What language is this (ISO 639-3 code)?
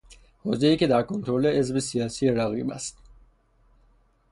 fas